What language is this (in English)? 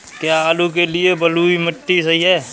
Hindi